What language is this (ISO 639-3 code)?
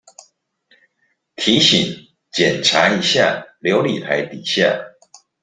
zho